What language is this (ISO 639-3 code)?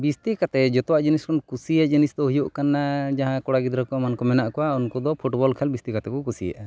sat